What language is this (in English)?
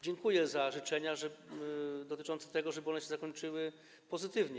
Polish